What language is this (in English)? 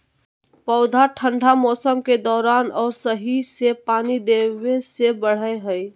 Magahi